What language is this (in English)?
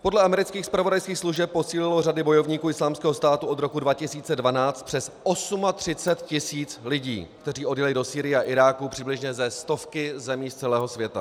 Czech